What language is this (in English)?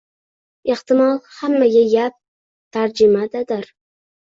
Uzbek